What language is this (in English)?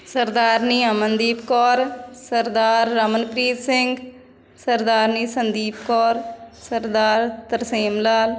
Punjabi